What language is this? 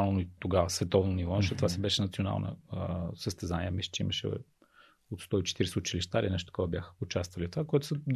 Bulgarian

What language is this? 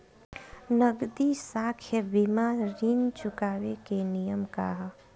Bhojpuri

